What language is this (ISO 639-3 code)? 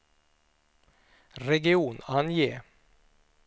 swe